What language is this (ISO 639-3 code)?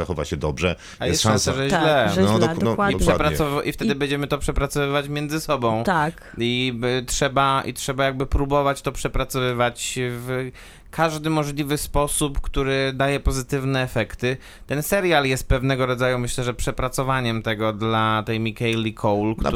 pol